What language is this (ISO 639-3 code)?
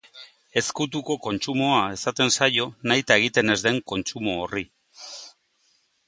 eus